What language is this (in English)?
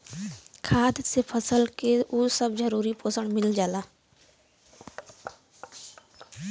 Bhojpuri